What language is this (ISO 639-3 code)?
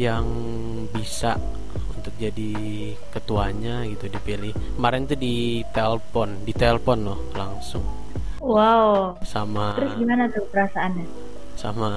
ind